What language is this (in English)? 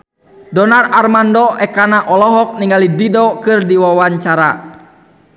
Sundanese